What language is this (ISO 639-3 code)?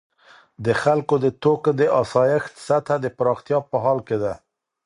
pus